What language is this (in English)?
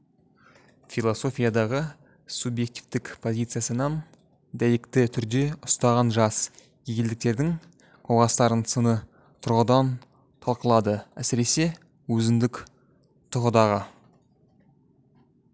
Kazakh